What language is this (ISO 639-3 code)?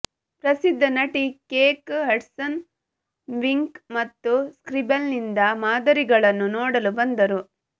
kan